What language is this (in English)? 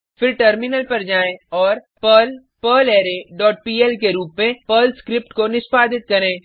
Hindi